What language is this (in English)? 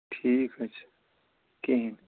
Kashmiri